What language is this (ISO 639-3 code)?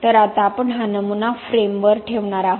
mar